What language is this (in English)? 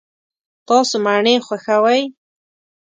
Pashto